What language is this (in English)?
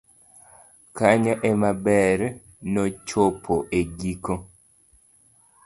Luo (Kenya and Tanzania)